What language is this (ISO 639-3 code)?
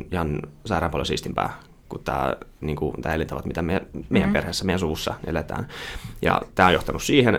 fin